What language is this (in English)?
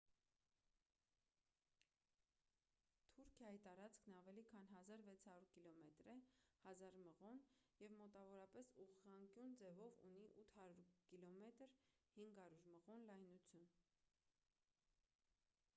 Armenian